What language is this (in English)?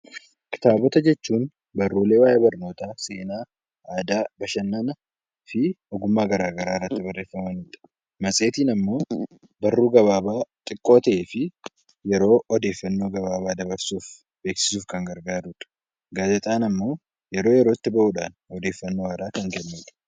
Oromo